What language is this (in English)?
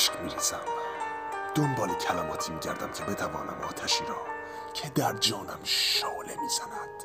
Persian